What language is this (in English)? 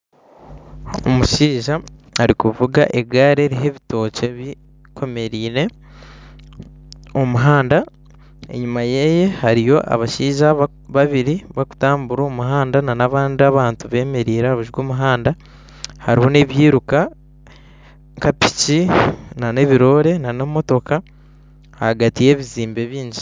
Nyankole